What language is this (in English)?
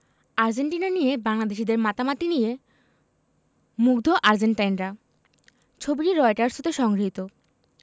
Bangla